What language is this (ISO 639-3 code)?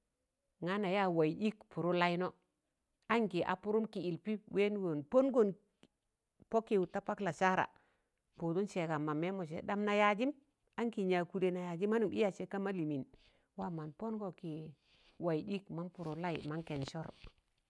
tan